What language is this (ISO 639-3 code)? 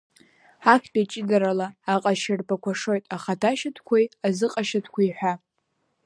abk